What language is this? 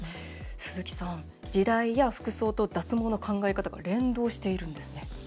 Japanese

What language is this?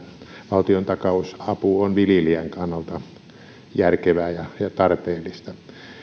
Finnish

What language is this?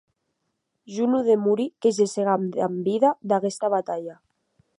Occitan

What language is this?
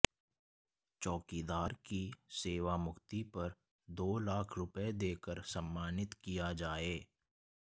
Hindi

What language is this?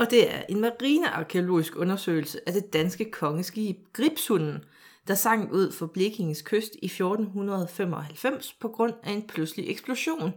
Danish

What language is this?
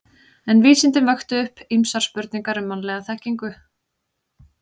Icelandic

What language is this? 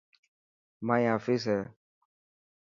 Dhatki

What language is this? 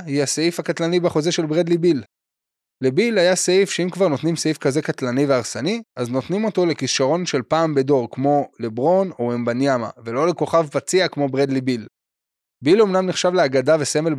Hebrew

